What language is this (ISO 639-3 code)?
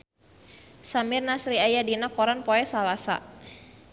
sun